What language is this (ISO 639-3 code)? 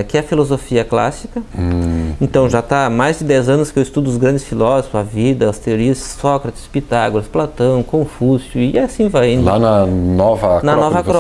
por